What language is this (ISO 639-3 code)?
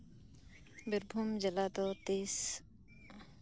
sat